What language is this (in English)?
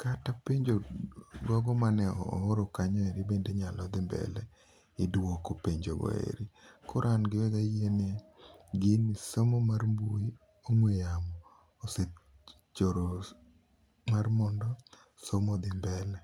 Luo (Kenya and Tanzania)